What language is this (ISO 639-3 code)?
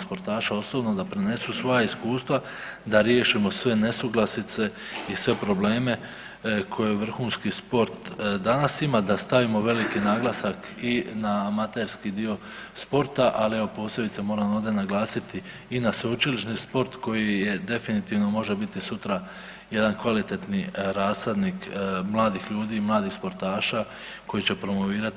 hrv